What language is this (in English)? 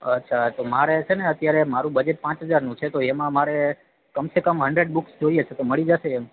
Gujarati